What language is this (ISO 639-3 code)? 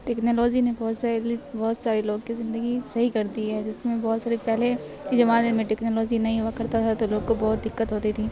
urd